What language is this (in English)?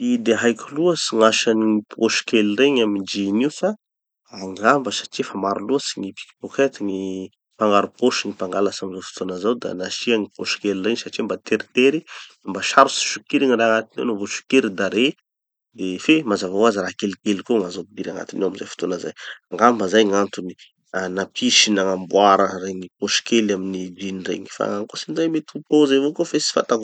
Tanosy Malagasy